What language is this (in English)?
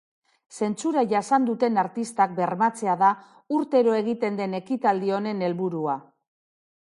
Basque